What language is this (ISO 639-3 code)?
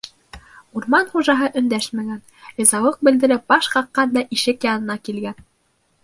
bak